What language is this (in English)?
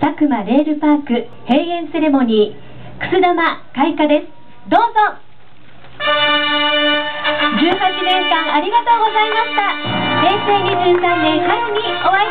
Japanese